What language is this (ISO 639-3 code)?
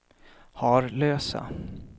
swe